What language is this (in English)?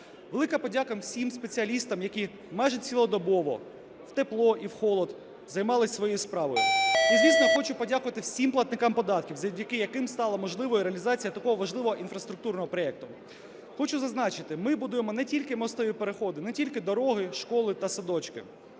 Ukrainian